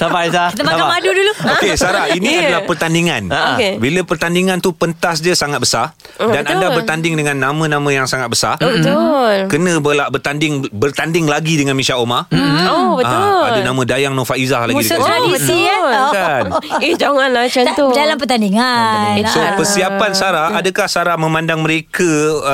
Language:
Malay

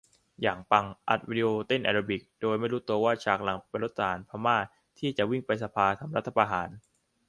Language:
Thai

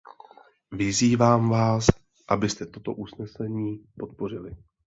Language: Czech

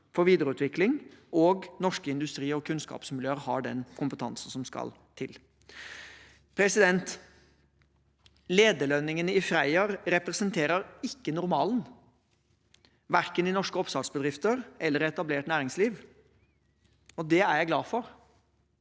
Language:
Norwegian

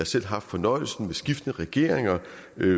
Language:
Danish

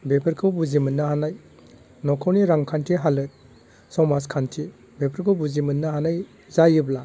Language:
Bodo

